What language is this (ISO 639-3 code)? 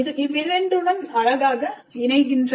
tam